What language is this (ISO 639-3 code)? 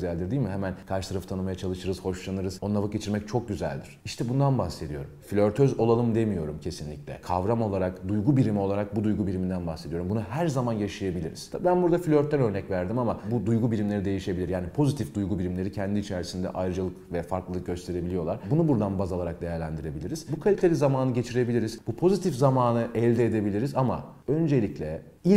tur